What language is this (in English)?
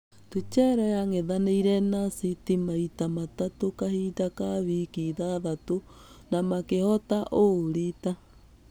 Kikuyu